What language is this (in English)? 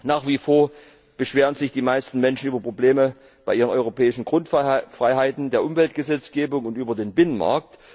German